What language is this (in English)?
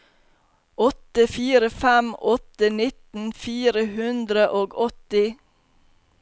Norwegian